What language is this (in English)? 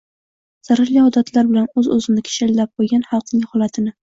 Uzbek